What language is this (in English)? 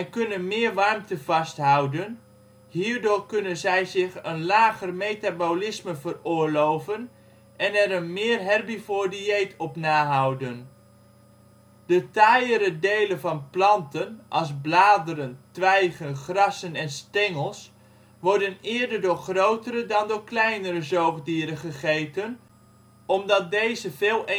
Dutch